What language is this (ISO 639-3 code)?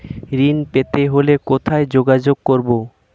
ben